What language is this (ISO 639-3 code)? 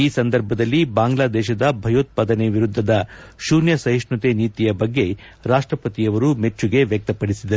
kan